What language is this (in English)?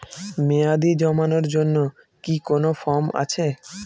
Bangla